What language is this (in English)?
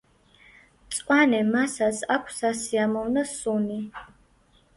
Georgian